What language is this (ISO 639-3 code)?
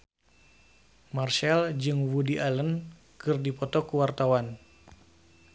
sun